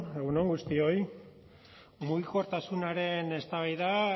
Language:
Basque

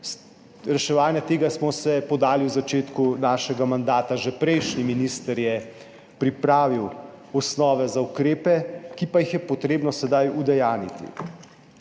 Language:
Slovenian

